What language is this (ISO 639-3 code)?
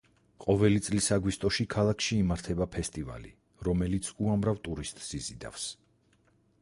kat